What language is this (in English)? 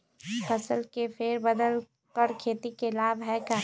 Magahi